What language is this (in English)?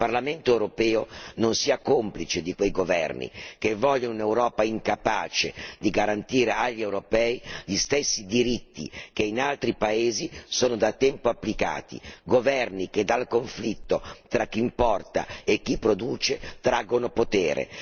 Italian